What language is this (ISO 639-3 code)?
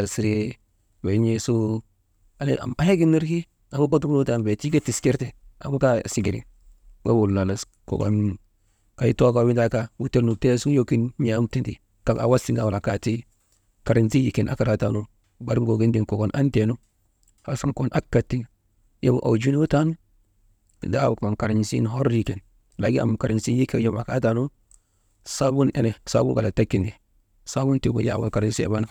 mde